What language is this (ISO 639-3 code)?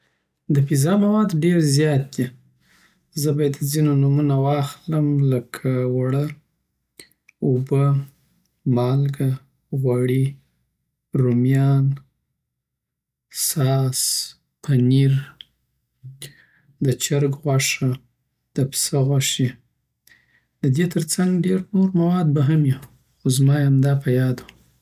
pbt